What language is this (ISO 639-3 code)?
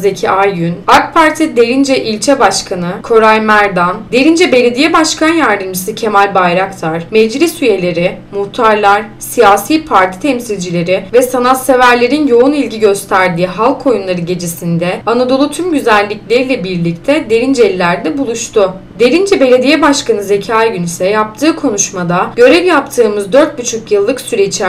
tur